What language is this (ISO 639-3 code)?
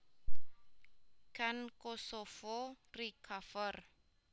jav